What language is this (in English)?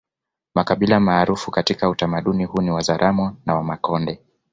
Swahili